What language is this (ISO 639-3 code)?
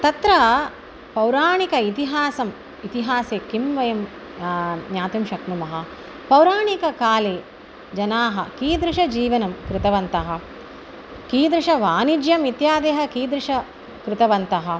san